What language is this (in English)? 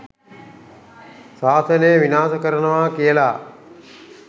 Sinhala